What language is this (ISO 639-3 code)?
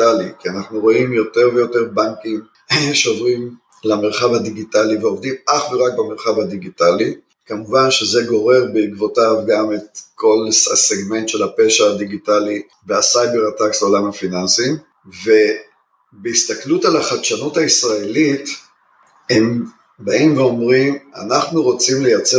heb